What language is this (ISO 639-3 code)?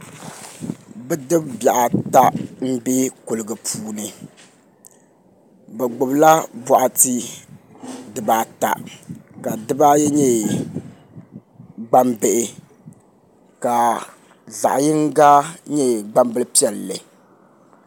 dag